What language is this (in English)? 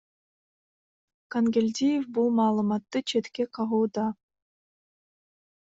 Kyrgyz